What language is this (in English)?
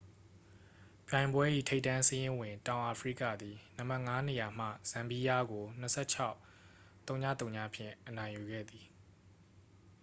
Burmese